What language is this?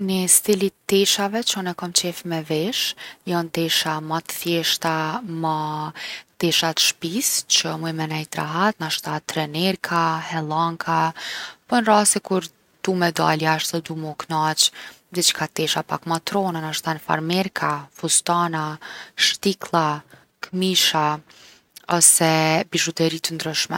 Gheg Albanian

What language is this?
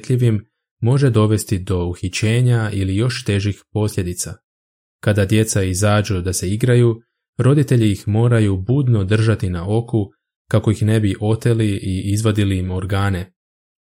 Croatian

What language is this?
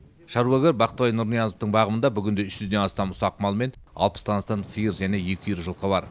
Kazakh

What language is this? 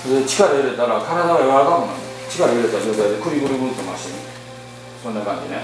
Japanese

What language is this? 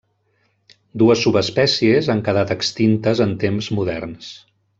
Catalan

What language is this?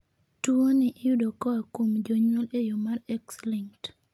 Luo (Kenya and Tanzania)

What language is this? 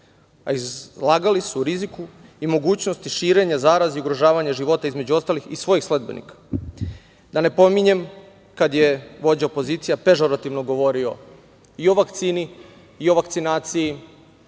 Serbian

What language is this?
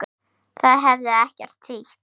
Icelandic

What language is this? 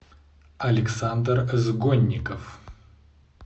Russian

